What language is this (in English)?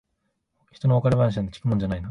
Japanese